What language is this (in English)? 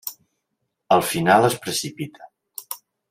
Catalan